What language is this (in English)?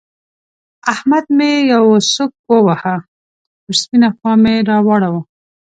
Pashto